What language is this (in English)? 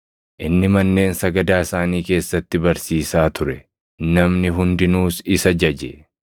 Oromo